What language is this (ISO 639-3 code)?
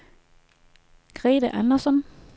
dan